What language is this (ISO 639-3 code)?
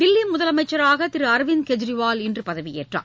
tam